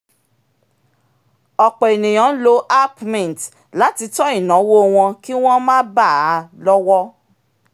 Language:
Yoruba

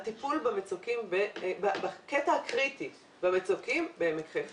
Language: Hebrew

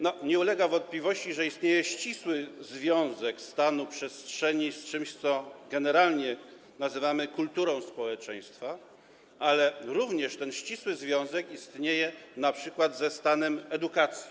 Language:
Polish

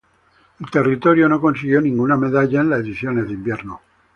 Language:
Spanish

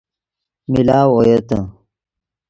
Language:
Yidgha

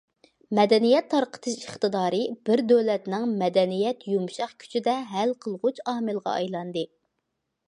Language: Uyghur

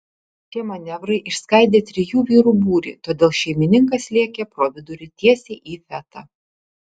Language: Lithuanian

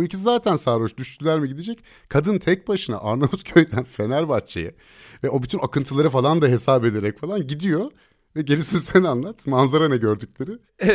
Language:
Turkish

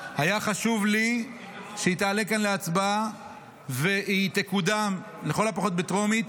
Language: Hebrew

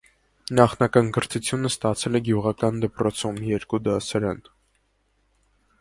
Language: Armenian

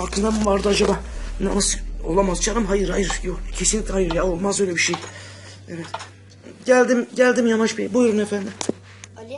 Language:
Turkish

